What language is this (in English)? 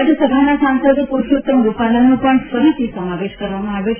Gujarati